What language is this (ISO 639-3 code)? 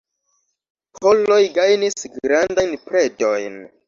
epo